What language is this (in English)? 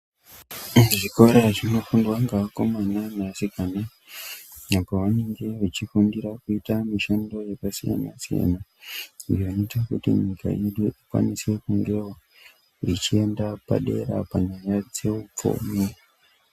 Ndau